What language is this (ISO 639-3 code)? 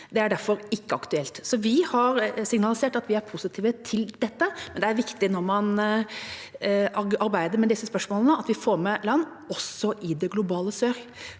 nor